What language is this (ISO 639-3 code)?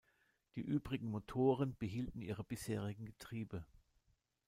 deu